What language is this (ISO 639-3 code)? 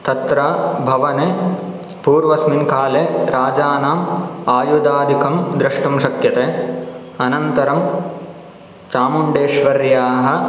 san